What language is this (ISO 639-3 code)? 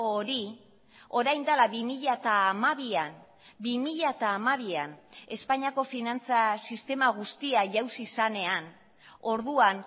eus